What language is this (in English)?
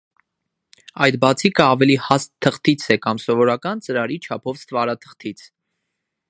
Armenian